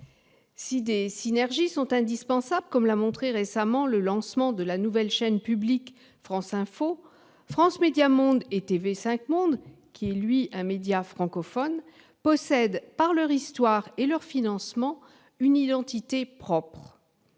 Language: French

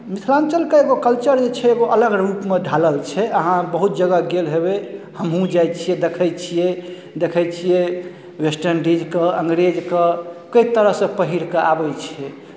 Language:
Maithili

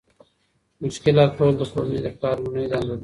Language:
Pashto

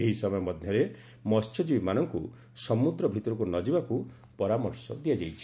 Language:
Odia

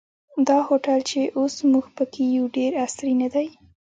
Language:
Pashto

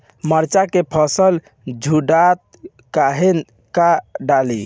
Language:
Bhojpuri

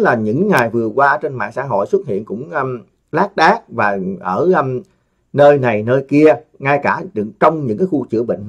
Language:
Vietnamese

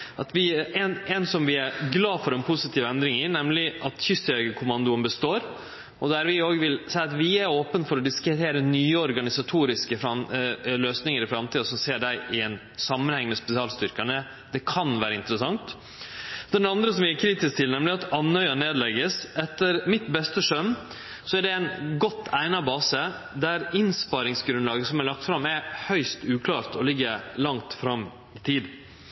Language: Norwegian Nynorsk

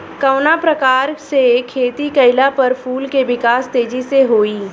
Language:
Bhojpuri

